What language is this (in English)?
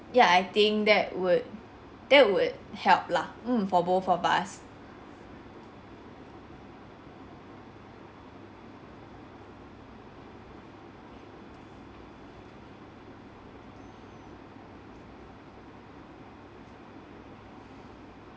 English